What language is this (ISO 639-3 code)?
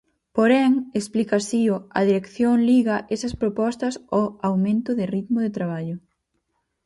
glg